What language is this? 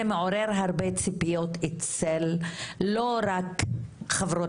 Hebrew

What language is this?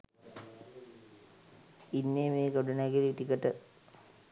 Sinhala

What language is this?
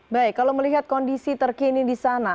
Indonesian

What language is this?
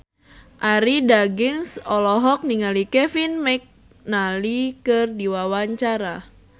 Sundanese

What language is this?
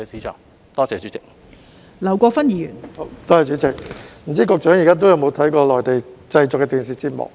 Cantonese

